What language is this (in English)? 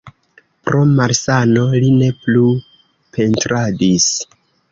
Esperanto